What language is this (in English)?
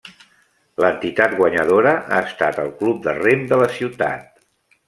Catalan